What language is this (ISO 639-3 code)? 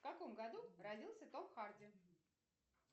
rus